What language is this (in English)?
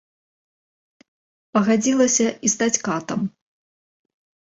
Belarusian